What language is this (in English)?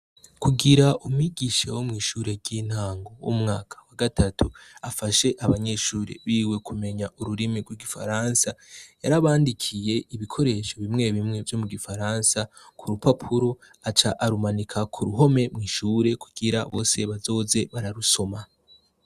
Rundi